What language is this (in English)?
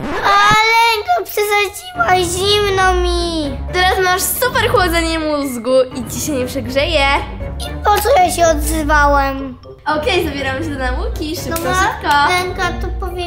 Polish